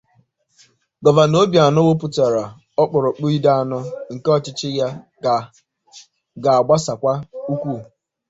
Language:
Igbo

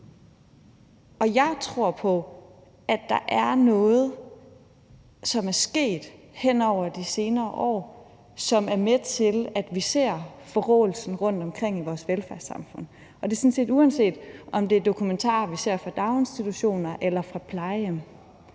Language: Danish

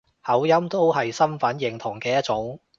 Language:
Cantonese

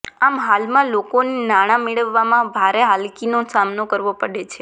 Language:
Gujarati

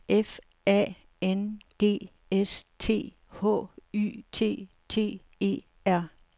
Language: Danish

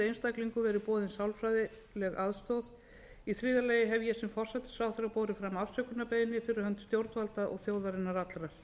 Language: Icelandic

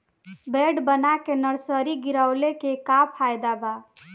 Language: Bhojpuri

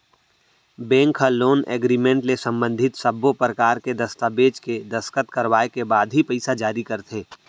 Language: Chhattisgarhi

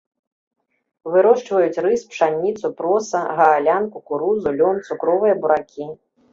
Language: Belarusian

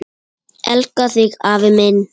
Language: Icelandic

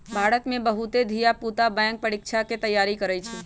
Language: Magahi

